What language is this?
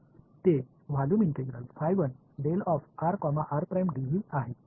Marathi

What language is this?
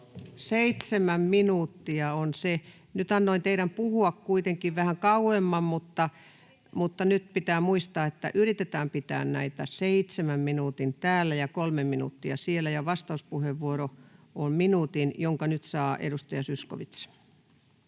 Finnish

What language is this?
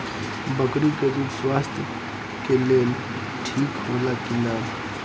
Bhojpuri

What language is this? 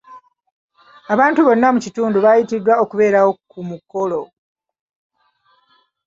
Ganda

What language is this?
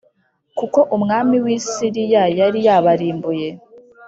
Kinyarwanda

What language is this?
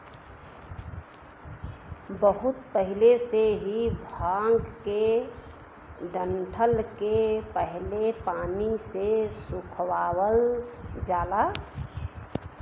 Bhojpuri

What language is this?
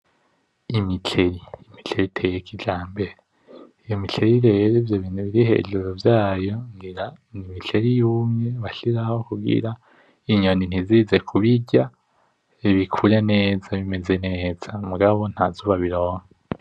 Rundi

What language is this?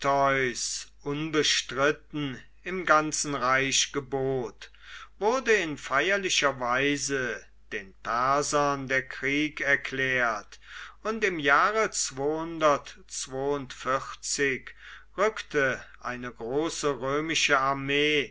German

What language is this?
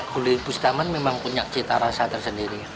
Indonesian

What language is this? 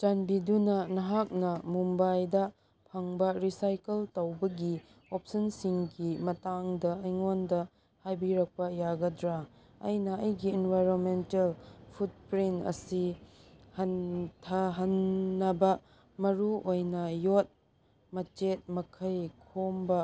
Manipuri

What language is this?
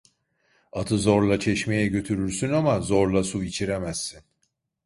Turkish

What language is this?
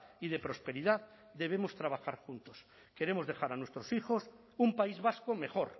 Spanish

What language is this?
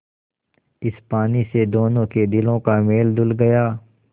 Hindi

